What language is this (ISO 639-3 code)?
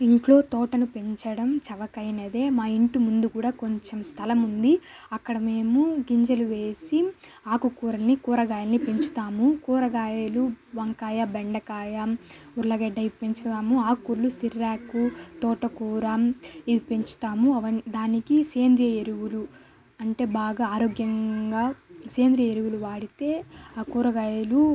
tel